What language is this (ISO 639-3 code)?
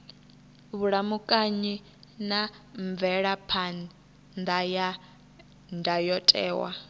ven